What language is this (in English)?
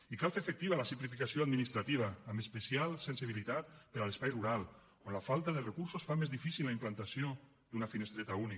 Catalan